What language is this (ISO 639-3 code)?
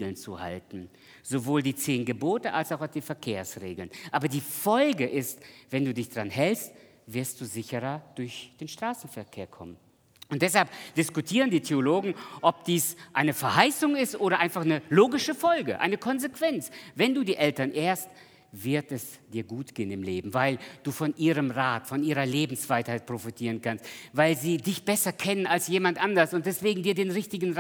deu